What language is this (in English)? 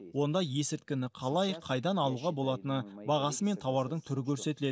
Kazakh